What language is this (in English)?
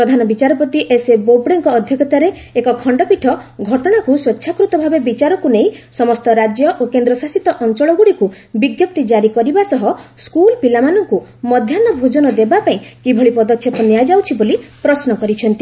Odia